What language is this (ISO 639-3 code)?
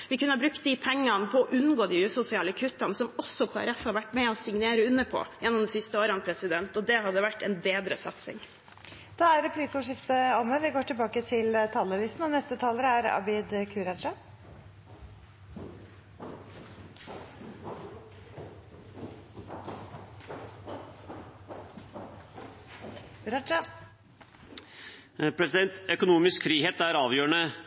nor